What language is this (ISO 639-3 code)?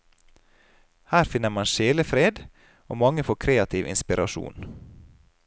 nor